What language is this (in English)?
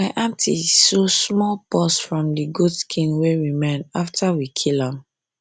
Nigerian Pidgin